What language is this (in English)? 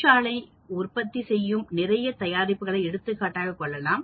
Tamil